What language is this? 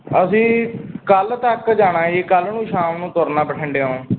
Punjabi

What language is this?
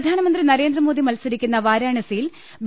Malayalam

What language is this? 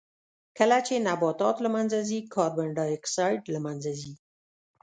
Pashto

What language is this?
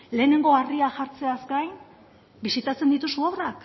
Basque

